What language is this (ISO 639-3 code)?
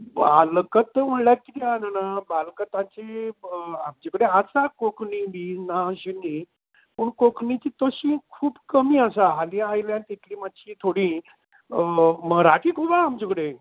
kok